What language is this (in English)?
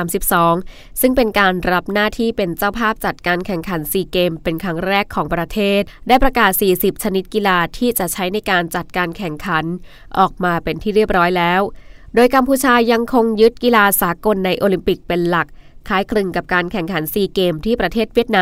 Thai